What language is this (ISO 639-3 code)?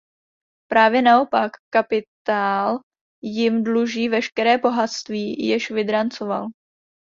ces